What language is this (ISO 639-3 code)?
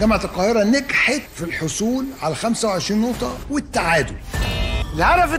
ara